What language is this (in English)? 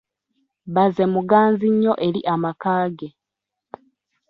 Ganda